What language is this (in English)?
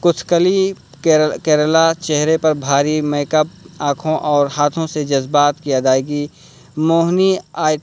Urdu